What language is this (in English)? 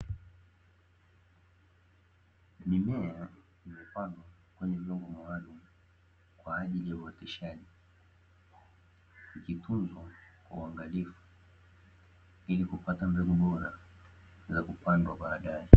Swahili